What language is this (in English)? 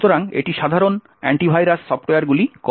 Bangla